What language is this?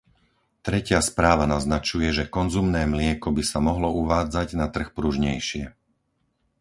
Slovak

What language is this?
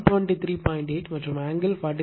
Tamil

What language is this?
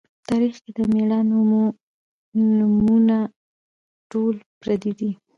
Pashto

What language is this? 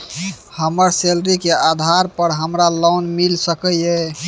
Maithili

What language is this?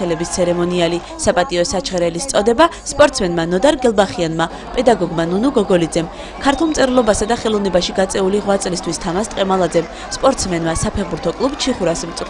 Romanian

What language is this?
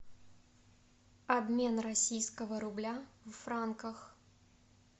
Russian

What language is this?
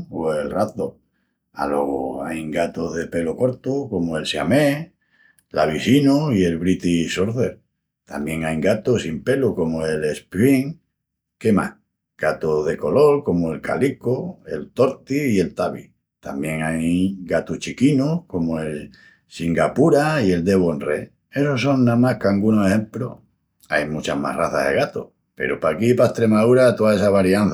Extremaduran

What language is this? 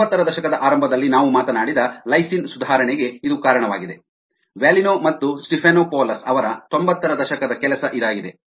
Kannada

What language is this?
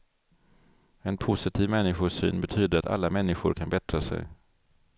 Swedish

